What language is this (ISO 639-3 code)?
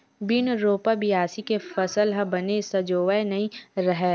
hne